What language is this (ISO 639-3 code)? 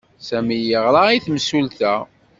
kab